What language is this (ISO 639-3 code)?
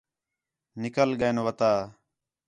xhe